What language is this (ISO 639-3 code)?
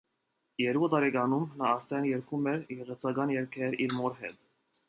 hye